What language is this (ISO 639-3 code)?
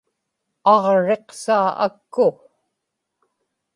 ipk